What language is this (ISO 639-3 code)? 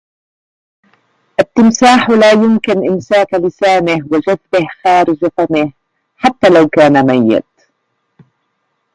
ara